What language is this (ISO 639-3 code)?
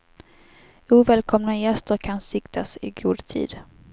swe